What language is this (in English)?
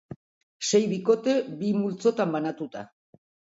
Basque